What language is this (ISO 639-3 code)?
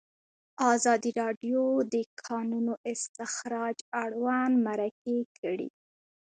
pus